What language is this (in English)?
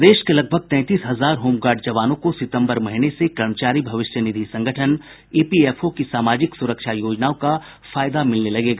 Hindi